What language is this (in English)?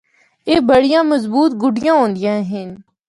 Northern Hindko